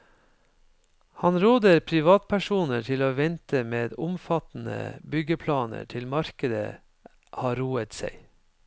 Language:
Norwegian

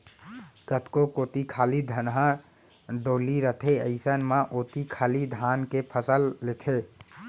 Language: Chhattisgarhi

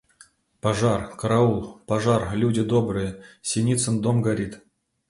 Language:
Russian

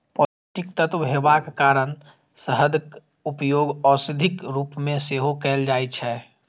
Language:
Maithili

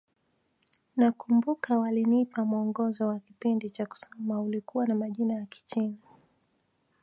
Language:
Swahili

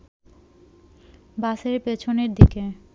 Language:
Bangla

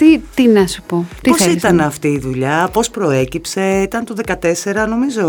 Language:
Greek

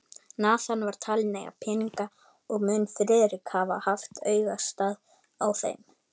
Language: Icelandic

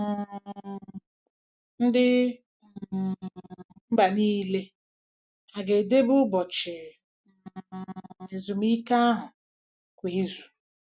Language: Igbo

